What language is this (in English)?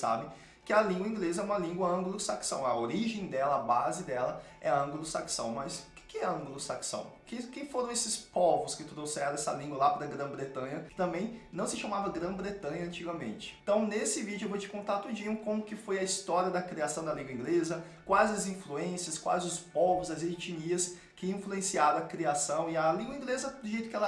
Portuguese